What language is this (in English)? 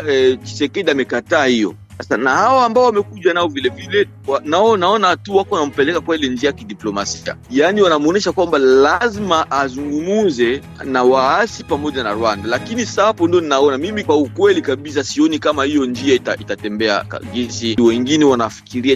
Swahili